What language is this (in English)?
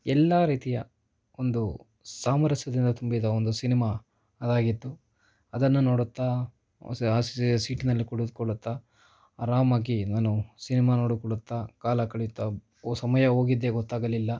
Kannada